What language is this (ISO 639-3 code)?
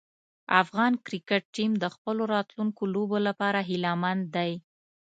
pus